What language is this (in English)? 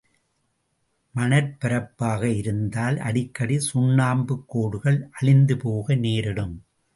Tamil